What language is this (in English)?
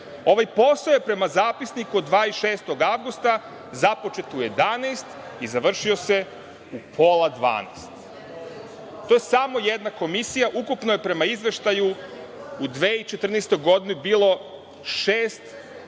Serbian